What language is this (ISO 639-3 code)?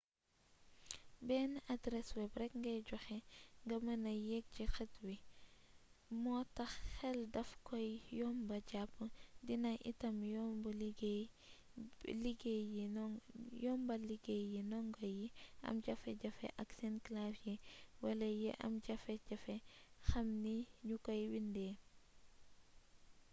wol